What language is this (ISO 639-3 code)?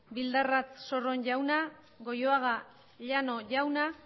eus